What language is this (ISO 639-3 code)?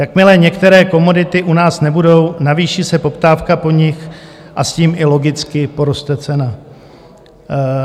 ces